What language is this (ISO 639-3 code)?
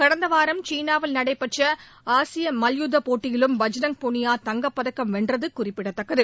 tam